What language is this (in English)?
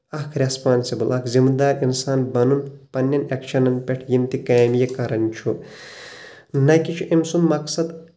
Kashmiri